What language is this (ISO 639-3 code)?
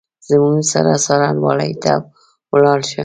pus